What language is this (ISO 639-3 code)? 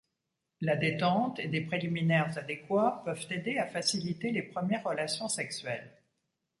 fra